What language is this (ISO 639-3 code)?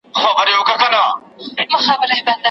pus